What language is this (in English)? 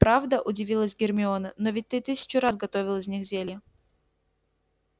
Russian